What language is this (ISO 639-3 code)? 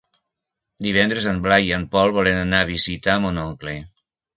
cat